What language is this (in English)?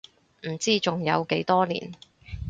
Cantonese